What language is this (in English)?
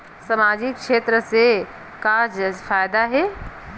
Chhattisgarhi